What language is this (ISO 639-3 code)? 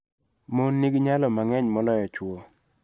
luo